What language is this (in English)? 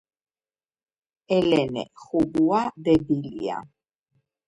Georgian